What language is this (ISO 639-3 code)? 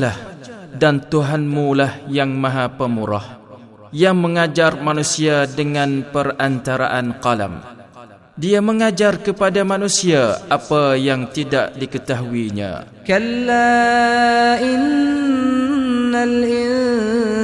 msa